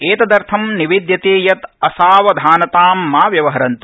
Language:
Sanskrit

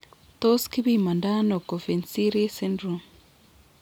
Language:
Kalenjin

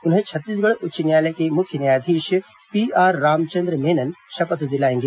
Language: Hindi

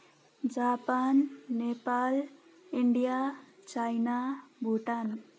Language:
Nepali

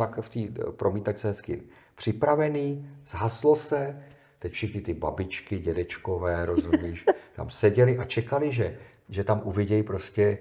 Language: Czech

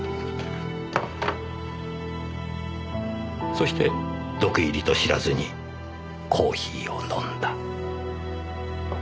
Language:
Japanese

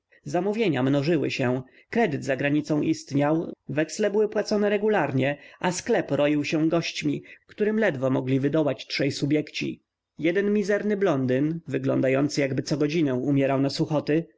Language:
Polish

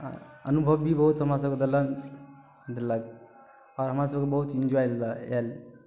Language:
Maithili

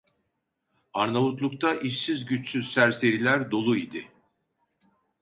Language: Turkish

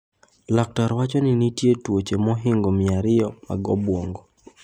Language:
Luo (Kenya and Tanzania)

